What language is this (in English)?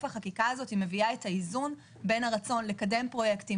Hebrew